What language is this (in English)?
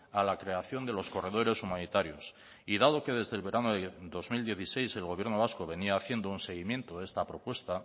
Spanish